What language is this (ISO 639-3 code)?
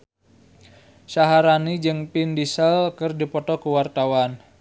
sun